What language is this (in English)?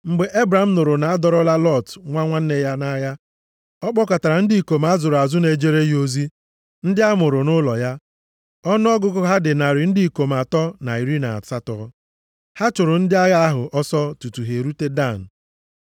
Igbo